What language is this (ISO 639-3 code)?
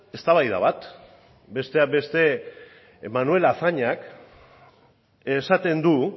eus